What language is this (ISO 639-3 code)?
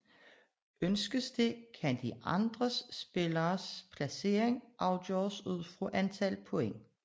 dan